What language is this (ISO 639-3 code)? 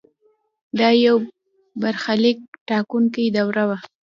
pus